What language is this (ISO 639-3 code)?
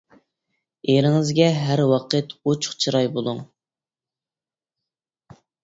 uig